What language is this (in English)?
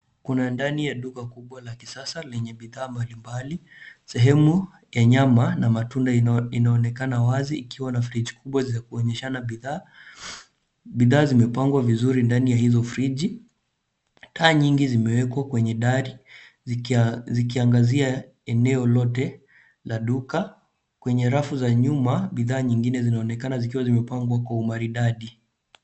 Swahili